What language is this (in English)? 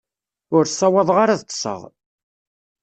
Kabyle